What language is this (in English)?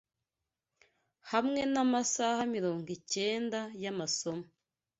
Kinyarwanda